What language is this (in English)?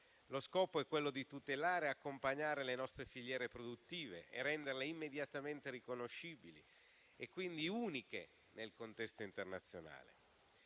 Italian